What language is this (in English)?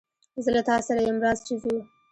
Pashto